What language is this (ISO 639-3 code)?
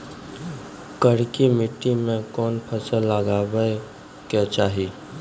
mai